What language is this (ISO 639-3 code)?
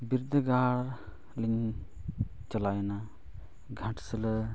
sat